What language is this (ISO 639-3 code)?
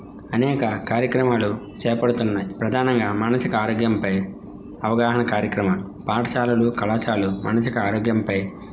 tel